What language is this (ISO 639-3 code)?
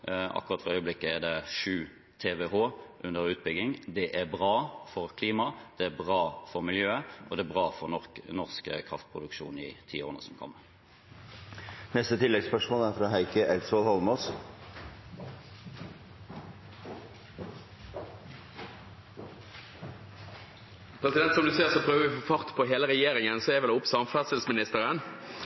nor